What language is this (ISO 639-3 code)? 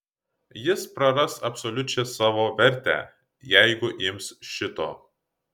lit